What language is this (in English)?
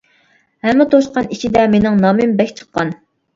Uyghur